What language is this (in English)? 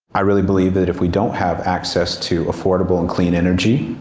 English